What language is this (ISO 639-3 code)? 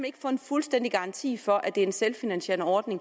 dan